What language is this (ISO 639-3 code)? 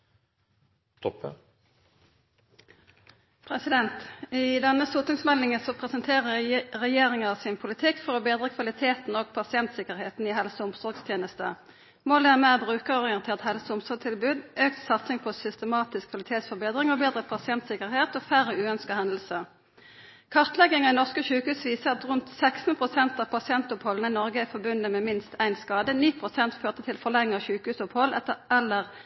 nor